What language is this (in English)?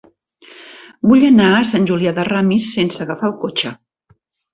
Catalan